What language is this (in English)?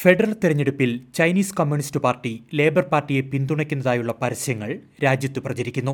Malayalam